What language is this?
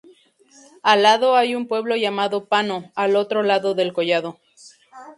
Spanish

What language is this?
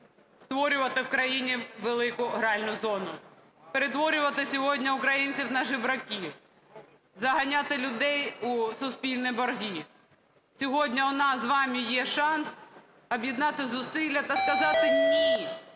Ukrainian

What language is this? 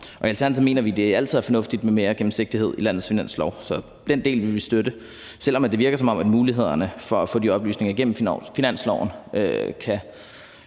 Danish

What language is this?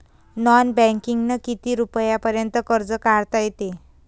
Marathi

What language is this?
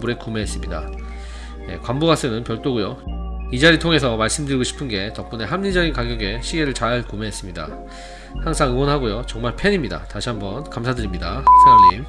Korean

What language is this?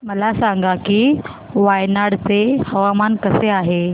Marathi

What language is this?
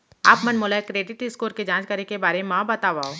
Chhattisgarhi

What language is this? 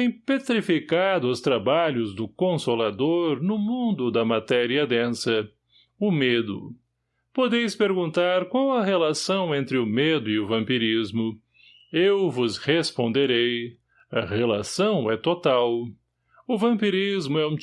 Portuguese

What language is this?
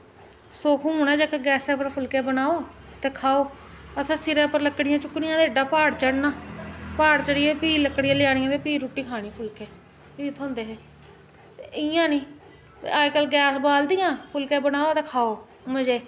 Dogri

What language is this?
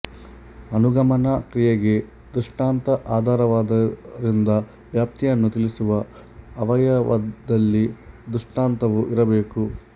Kannada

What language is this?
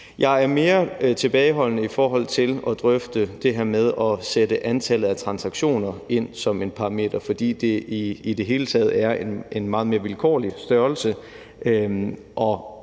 Danish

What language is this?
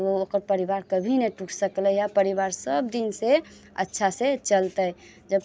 Maithili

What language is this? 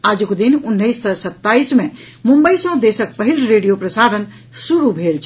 Maithili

